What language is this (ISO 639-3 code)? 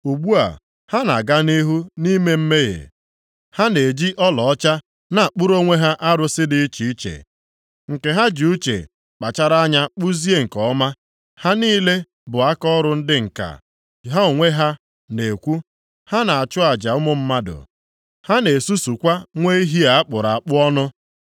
ibo